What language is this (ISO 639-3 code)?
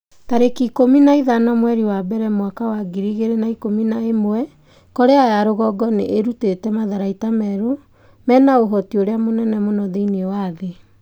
kik